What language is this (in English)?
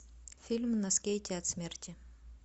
Russian